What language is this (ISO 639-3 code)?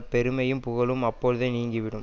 tam